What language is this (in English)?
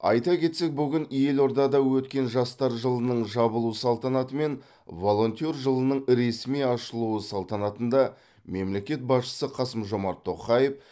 Kazakh